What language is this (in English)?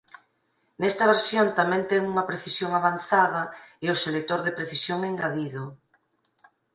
Galician